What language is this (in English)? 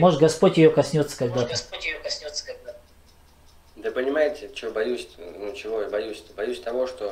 Russian